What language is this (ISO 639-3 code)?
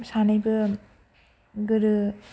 brx